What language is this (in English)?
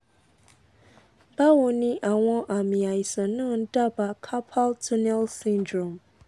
Yoruba